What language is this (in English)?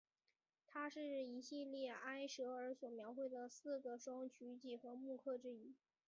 Chinese